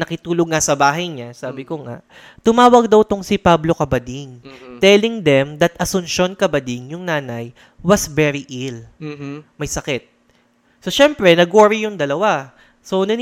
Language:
Filipino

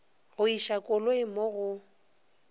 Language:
Northern Sotho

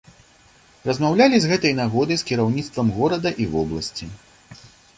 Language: Belarusian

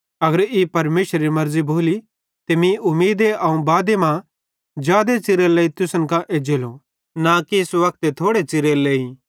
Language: Bhadrawahi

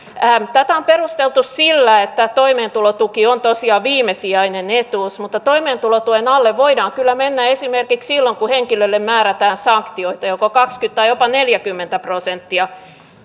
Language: Finnish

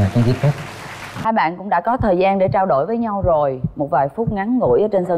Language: Vietnamese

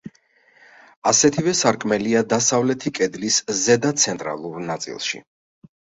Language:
Georgian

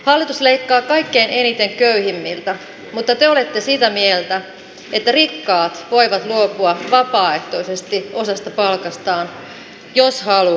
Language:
Finnish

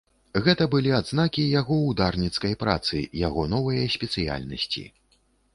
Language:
Belarusian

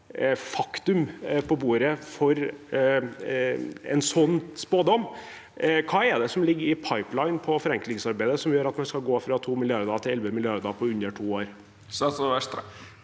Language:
Norwegian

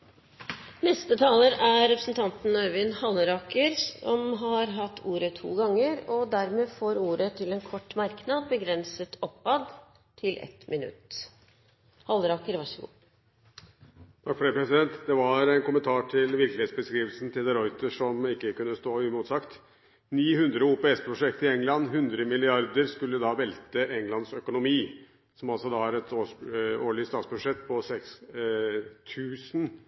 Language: Norwegian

